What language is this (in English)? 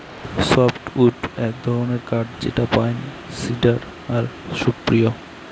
Bangla